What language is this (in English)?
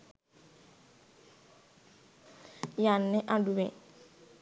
Sinhala